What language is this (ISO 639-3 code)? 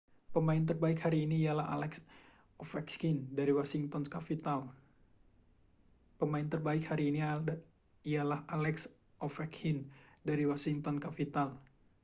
ind